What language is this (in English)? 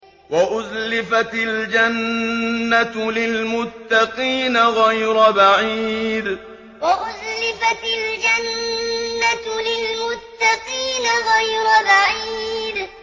Arabic